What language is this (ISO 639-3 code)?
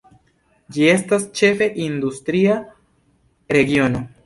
epo